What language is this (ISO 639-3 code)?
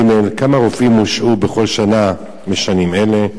heb